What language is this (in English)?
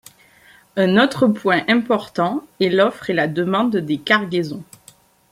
French